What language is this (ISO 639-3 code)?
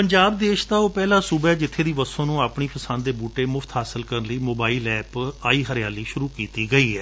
pan